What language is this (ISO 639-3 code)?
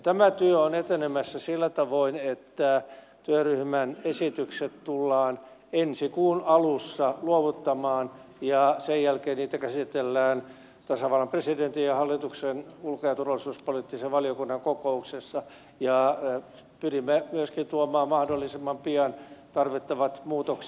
fin